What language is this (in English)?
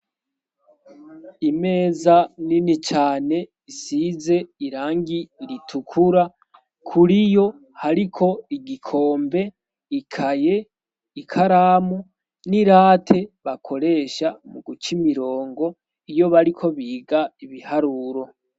Rundi